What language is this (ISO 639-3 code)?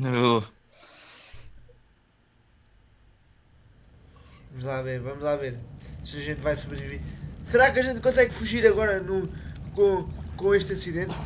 por